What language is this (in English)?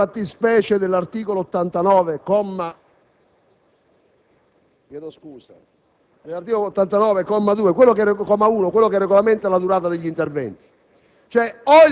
Italian